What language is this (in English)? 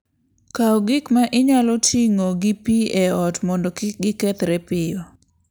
Luo (Kenya and Tanzania)